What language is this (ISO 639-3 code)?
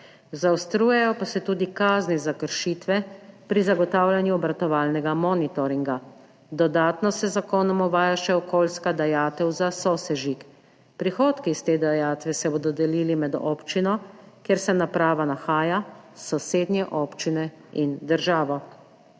slv